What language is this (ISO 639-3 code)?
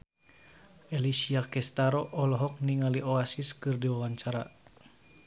sun